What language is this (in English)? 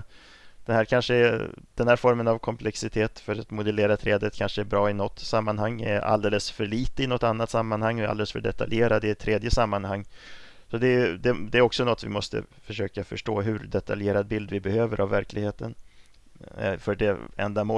Swedish